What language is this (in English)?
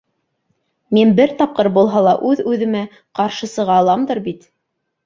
Bashkir